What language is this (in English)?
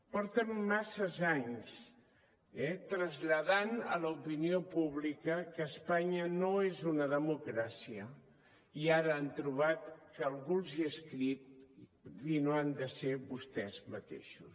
Catalan